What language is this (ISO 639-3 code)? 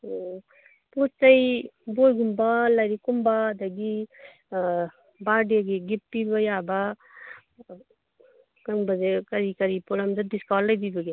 mni